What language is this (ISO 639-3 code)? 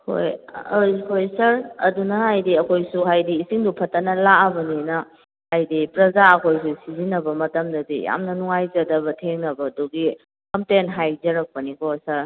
mni